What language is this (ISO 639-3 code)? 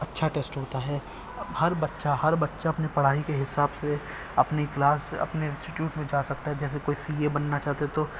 urd